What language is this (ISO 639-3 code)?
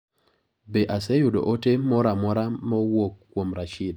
luo